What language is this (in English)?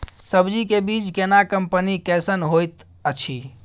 Maithili